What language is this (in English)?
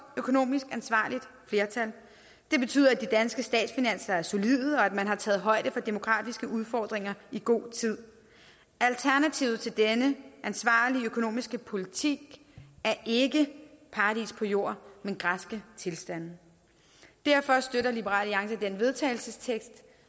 Danish